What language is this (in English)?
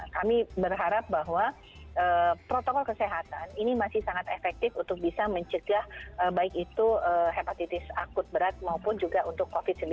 Indonesian